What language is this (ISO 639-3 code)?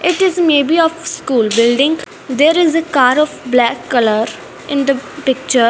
eng